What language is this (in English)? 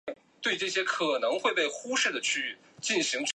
Chinese